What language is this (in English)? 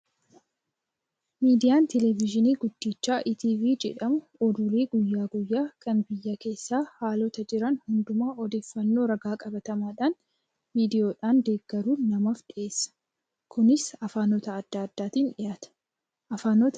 Oromo